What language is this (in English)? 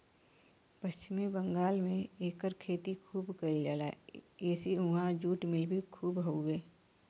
Bhojpuri